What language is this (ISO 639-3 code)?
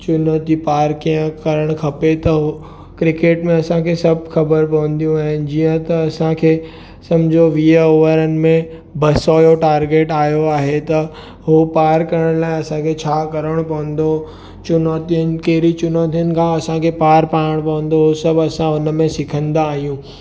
snd